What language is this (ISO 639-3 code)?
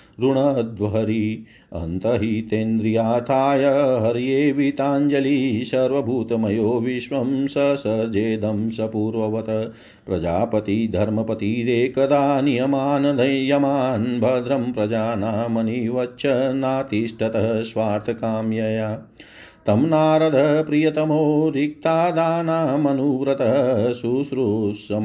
hin